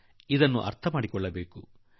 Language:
Kannada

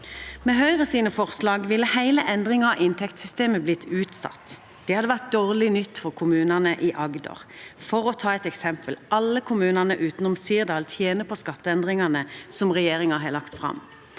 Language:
Norwegian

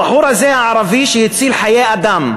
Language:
Hebrew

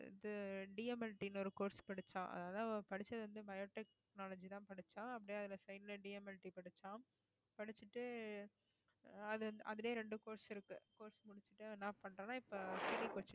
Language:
Tamil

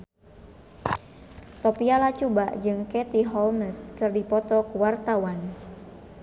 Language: Sundanese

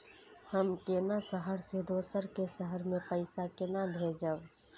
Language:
Maithili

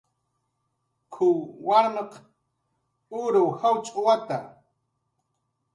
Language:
Jaqaru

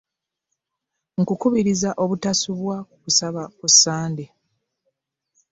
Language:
Ganda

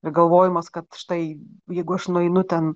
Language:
Lithuanian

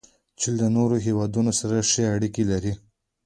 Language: Pashto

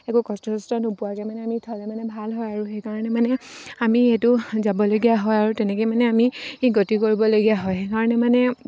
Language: Assamese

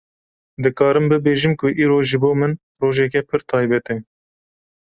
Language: Kurdish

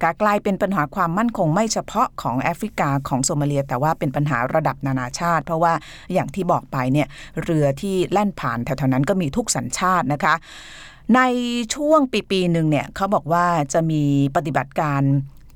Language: Thai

